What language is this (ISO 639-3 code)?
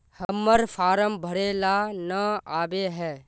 mag